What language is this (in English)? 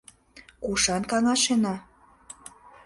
Mari